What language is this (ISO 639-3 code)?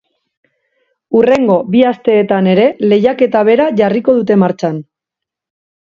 eus